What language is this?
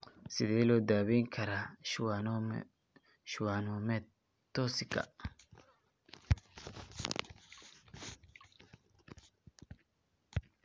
Somali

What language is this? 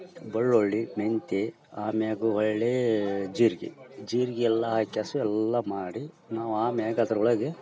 Kannada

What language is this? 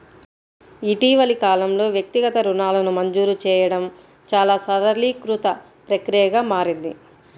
Telugu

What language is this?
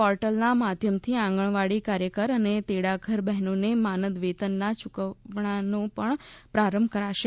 Gujarati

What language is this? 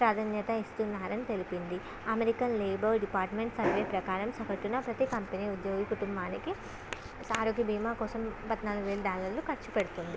Telugu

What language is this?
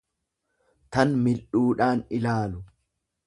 Oromo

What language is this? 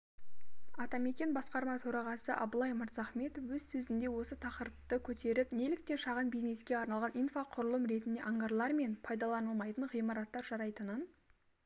Kazakh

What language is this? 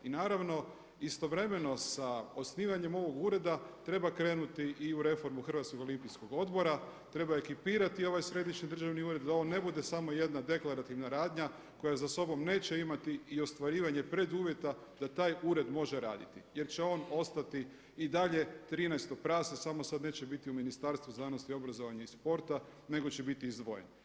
Croatian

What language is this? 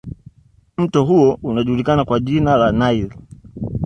Swahili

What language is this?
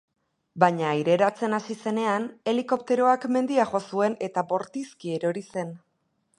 Basque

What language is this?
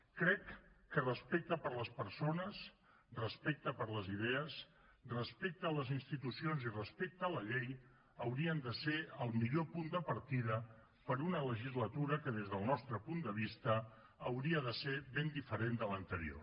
Catalan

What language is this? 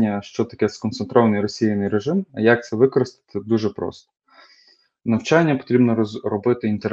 Ukrainian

